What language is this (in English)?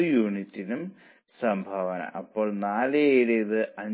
Malayalam